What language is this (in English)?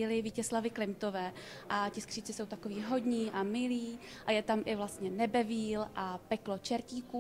Czech